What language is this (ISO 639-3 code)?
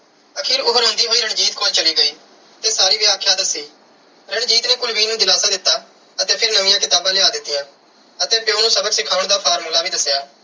pan